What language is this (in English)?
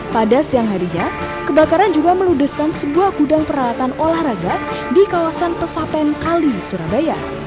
Indonesian